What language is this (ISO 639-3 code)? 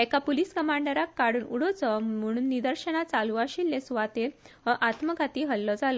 kok